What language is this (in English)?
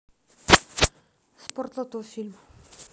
Russian